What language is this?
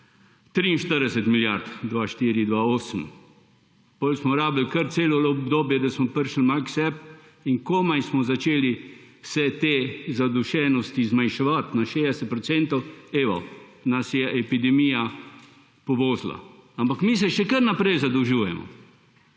Slovenian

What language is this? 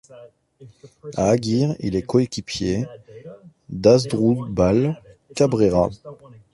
French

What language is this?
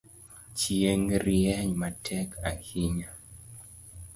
Luo (Kenya and Tanzania)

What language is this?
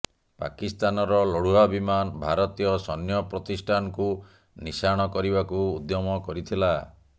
Odia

